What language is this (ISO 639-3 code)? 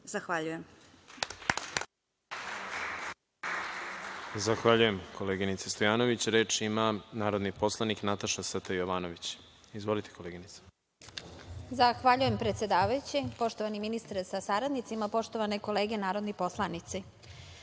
srp